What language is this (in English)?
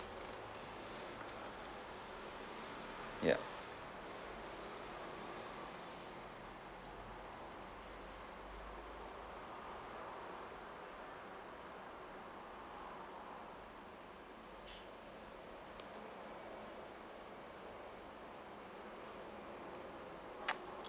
English